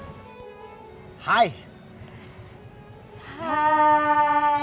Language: Indonesian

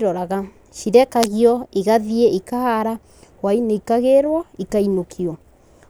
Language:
Kikuyu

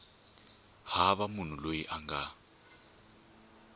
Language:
Tsonga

